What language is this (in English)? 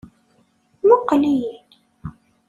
Kabyle